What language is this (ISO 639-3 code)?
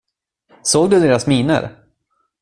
swe